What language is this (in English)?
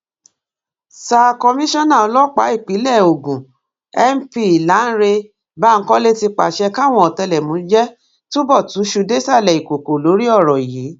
Yoruba